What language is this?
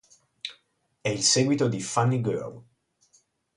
Italian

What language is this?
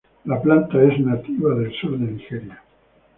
Spanish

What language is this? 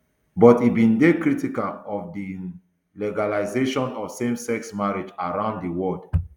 Nigerian Pidgin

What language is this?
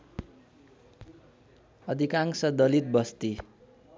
Nepali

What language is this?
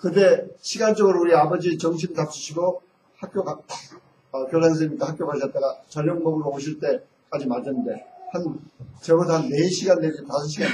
Korean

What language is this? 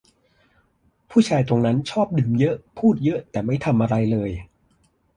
Thai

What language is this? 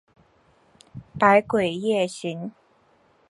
Chinese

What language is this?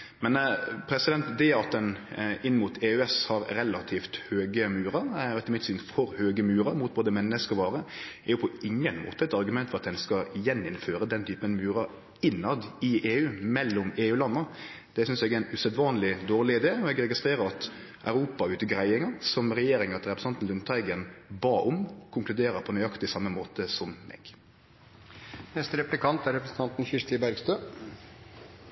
Norwegian Nynorsk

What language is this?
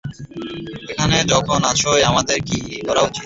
Bangla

